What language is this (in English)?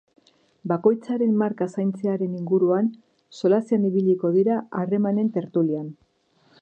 Basque